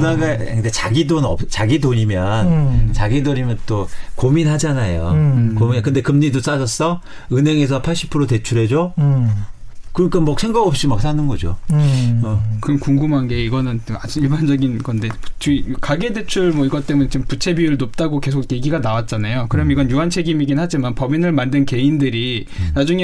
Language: Korean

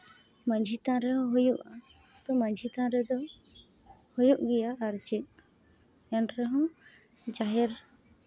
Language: Santali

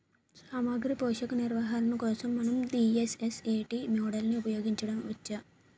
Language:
Telugu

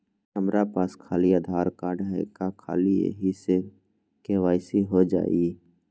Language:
Magahi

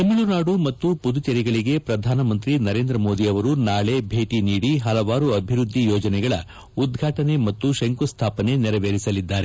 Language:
Kannada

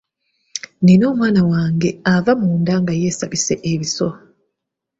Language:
Ganda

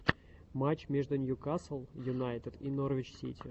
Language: Russian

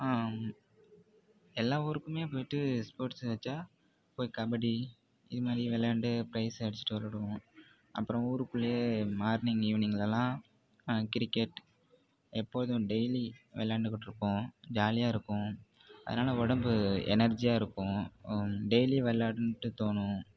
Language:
Tamil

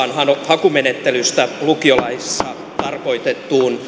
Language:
Finnish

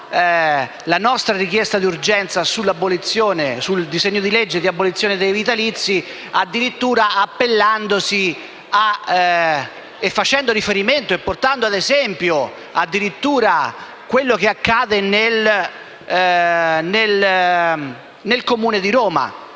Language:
Italian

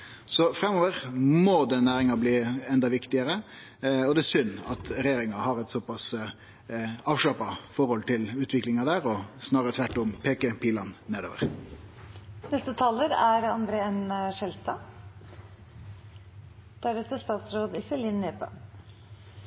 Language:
Norwegian Nynorsk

